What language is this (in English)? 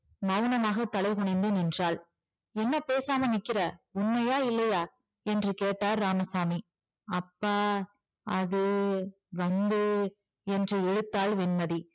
Tamil